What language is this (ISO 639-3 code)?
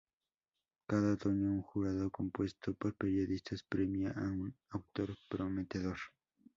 spa